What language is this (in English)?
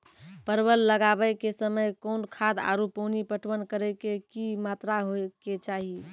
Maithili